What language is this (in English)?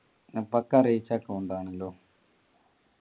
Malayalam